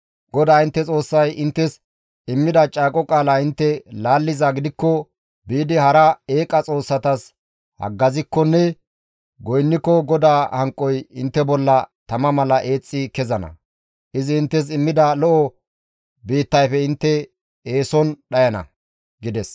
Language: Gamo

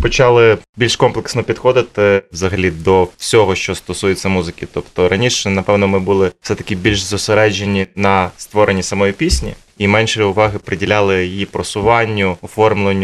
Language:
Ukrainian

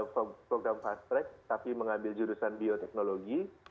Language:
Indonesian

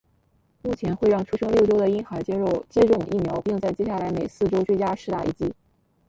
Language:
Chinese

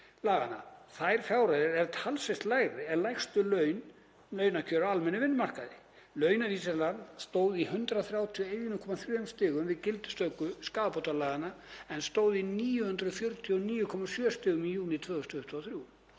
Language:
Icelandic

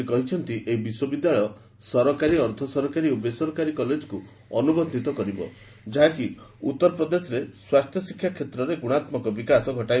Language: Odia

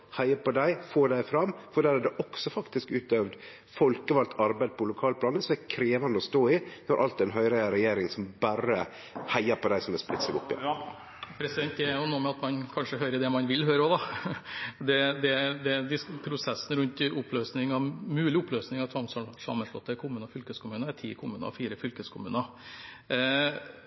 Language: Norwegian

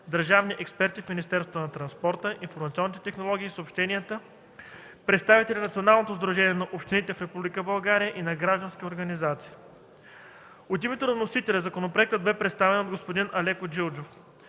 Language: Bulgarian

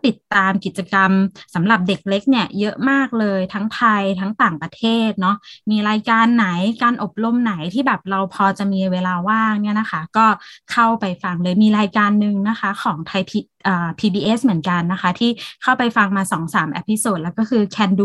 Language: Thai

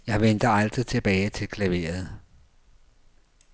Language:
Danish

